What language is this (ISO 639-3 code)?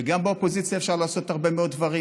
heb